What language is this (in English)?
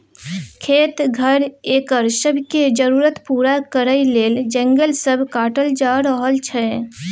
Maithili